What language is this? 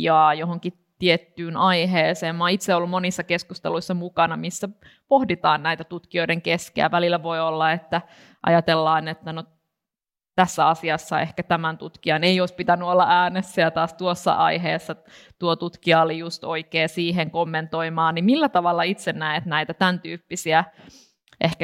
Finnish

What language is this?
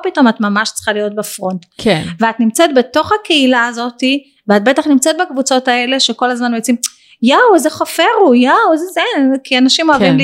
Hebrew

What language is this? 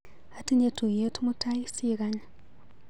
Kalenjin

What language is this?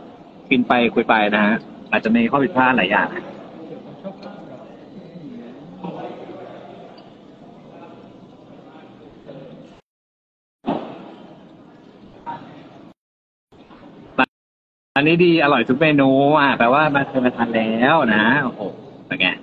Thai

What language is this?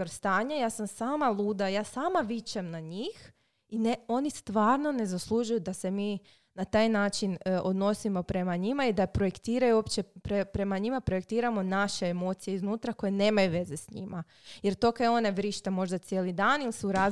Croatian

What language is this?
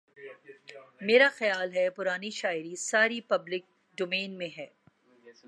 Urdu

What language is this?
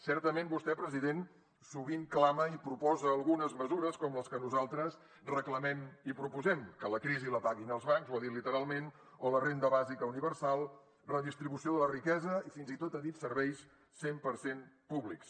Catalan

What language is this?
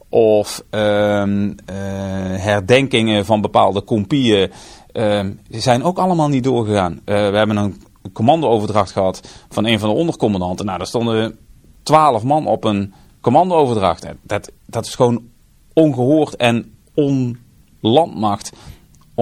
Dutch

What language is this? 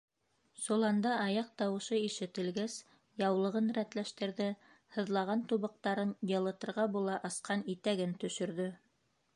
Bashkir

